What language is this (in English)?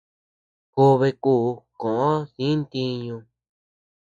Tepeuxila Cuicatec